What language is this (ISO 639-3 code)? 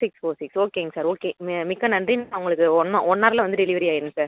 tam